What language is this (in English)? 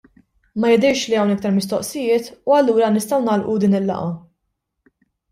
Maltese